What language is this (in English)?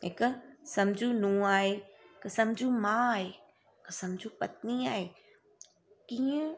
Sindhi